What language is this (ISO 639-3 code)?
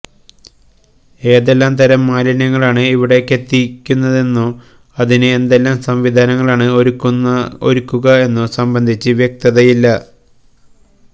mal